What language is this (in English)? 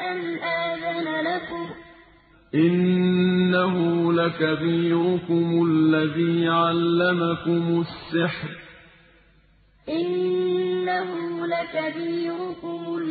Arabic